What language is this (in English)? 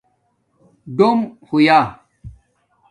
Domaaki